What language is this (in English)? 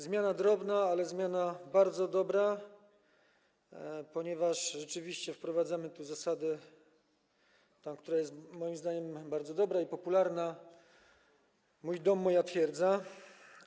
Polish